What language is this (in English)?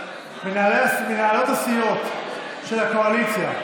Hebrew